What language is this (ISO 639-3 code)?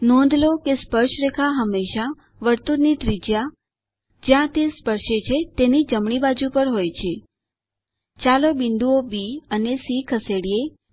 guj